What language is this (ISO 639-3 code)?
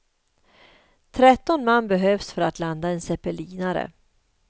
swe